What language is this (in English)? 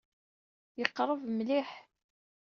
Kabyle